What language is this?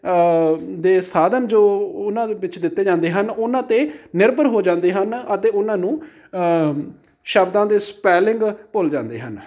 Punjabi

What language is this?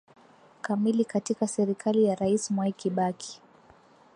Swahili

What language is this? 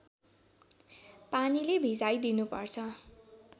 Nepali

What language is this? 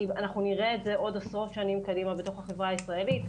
Hebrew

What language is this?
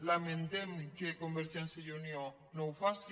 Catalan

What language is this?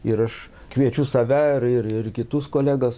Lithuanian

